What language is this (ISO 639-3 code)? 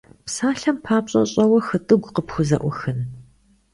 kbd